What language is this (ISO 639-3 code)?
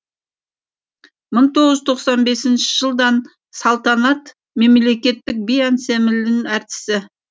kaz